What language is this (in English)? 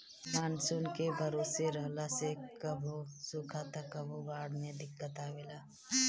Bhojpuri